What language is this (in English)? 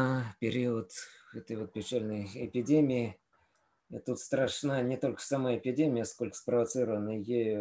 Russian